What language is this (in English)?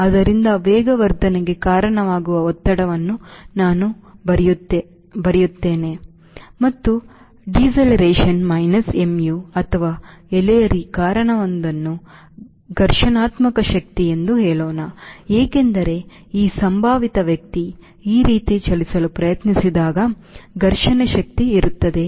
Kannada